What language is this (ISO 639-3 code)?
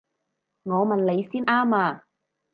yue